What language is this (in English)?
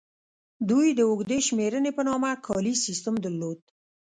Pashto